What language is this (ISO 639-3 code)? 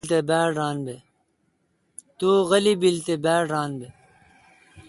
xka